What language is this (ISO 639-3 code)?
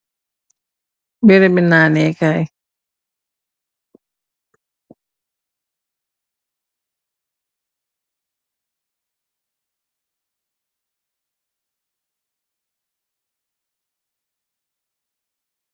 wol